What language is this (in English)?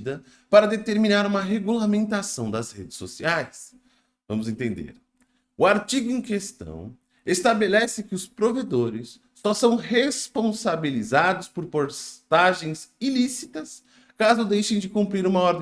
Portuguese